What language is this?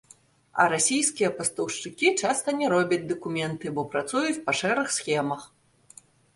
Belarusian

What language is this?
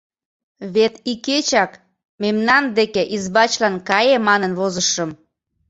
Mari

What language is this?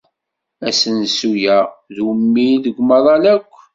Kabyle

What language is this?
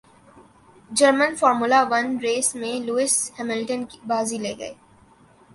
Urdu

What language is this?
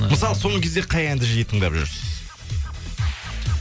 Kazakh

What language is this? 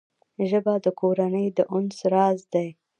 Pashto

